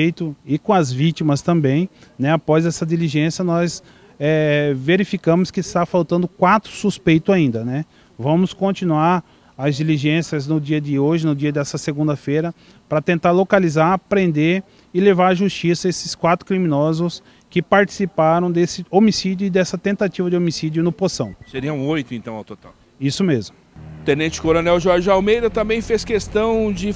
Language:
Portuguese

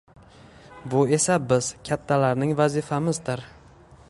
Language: Uzbek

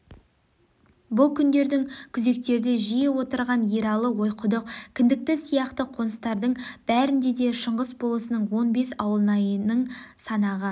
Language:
Kazakh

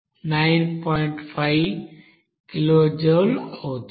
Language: Telugu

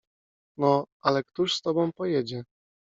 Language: Polish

